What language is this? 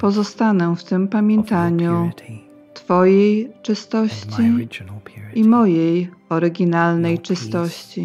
Polish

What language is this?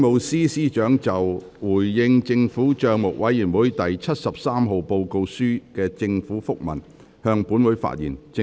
Cantonese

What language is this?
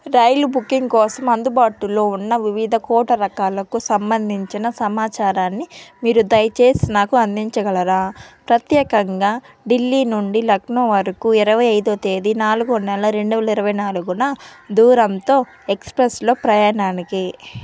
Telugu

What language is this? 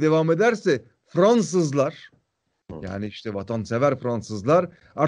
Turkish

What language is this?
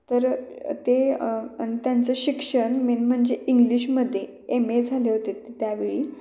Marathi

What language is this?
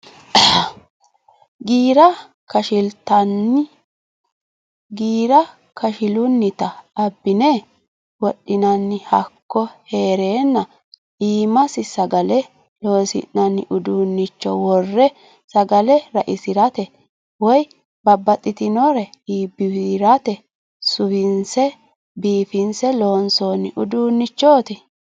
Sidamo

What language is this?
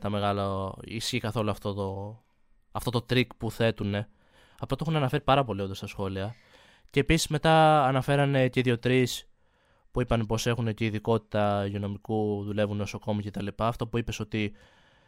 Greek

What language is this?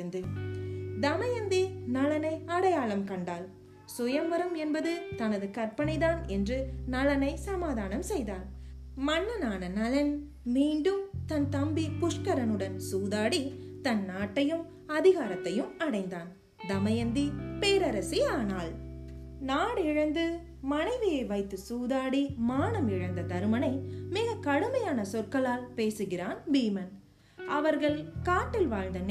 Tamil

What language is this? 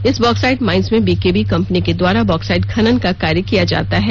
Hindi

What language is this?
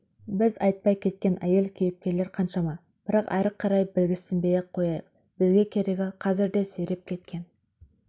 Kazakh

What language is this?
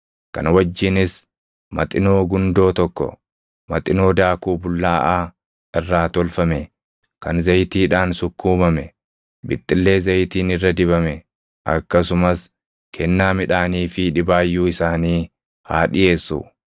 Oromo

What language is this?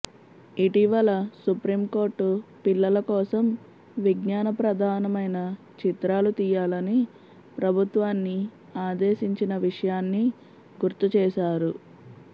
Telugu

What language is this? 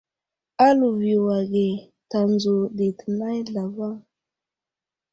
Wuzlam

